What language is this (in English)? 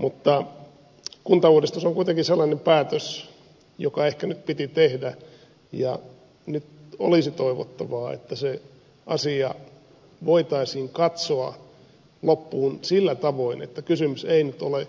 Finnish